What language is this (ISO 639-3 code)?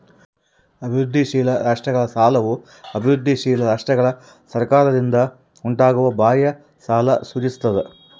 kan